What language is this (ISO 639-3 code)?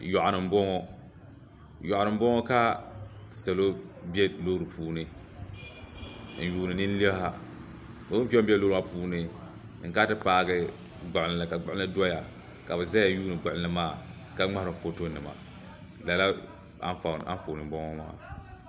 dag